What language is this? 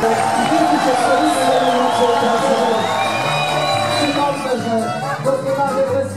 Polish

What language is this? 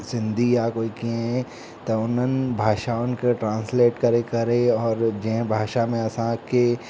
Sindhi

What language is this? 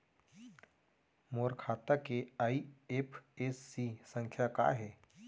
Chhattisgarhi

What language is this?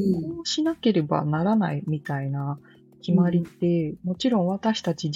Japanese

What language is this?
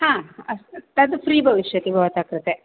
Sanskrit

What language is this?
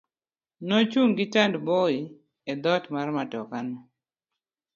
Luo (Kenya and Tanzania)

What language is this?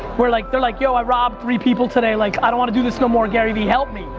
English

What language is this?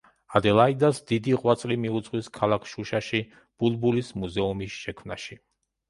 Georgian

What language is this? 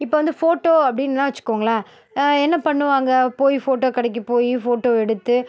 Tamil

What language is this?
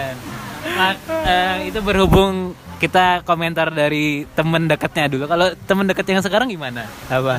Indonesian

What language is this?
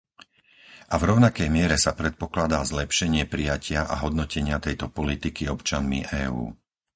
Slovak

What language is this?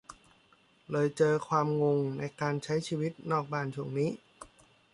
Thai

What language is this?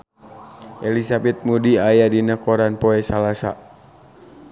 Sundanese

